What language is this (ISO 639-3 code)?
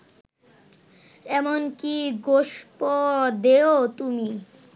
ben